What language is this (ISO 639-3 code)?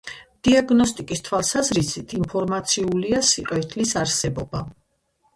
kat